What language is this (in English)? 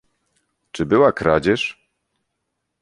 Polish